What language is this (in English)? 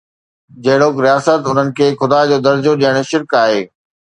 Sindhi